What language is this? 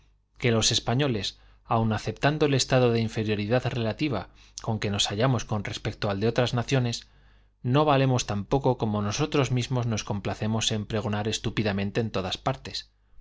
Spanish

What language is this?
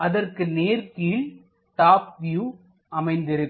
Tamil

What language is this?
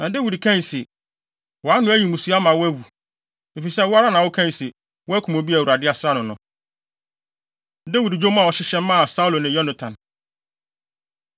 Akan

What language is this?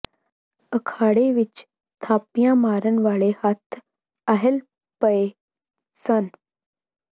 Punjabi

